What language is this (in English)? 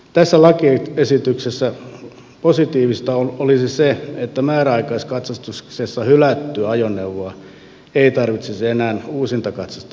Finnish